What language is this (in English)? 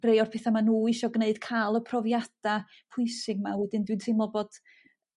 Welsh